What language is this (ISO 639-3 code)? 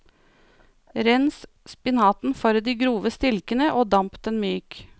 nor